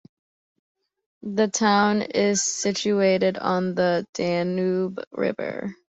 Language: English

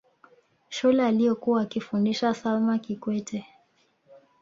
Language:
Swahili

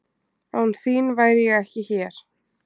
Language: Icelandic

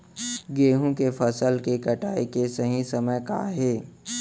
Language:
Chhattisgarhi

